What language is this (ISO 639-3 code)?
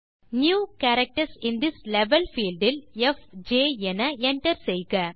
tam